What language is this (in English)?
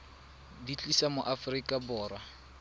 Tswana